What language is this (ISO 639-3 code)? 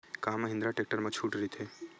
hne